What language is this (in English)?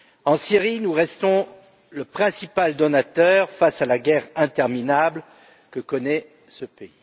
French